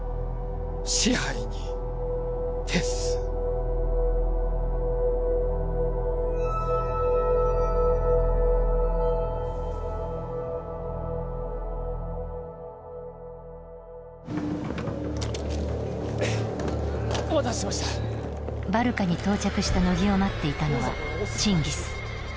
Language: Japanese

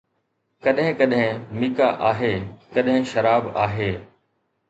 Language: Sindhi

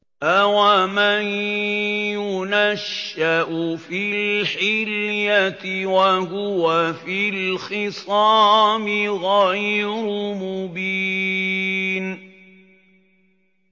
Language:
Arabic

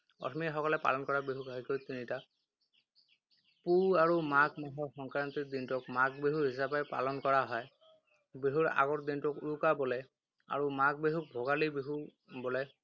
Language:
Assamese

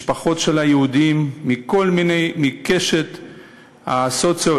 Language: Hebrew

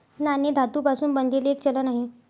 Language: Marathi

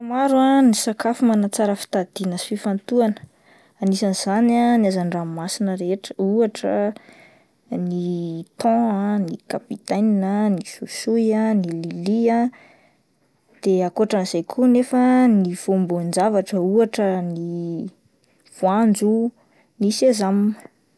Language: Malagasy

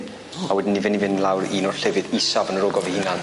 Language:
Welsh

